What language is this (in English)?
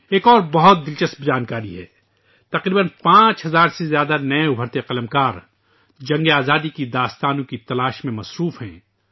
Urdu